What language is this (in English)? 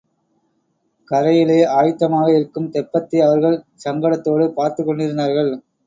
Tamil